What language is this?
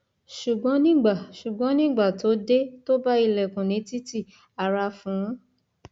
Yoruba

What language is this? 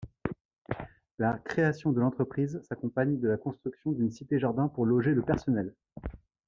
French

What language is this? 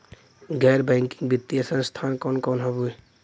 Bhojpuri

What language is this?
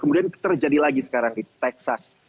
Indonesian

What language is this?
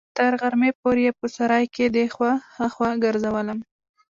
Pashto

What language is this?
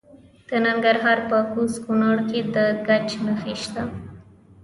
Pashto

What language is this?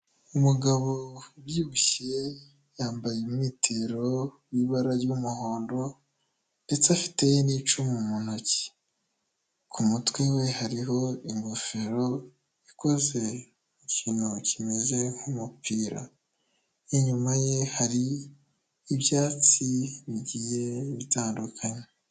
Kinyarwanda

